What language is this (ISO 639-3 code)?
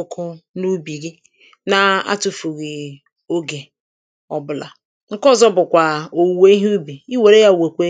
ibo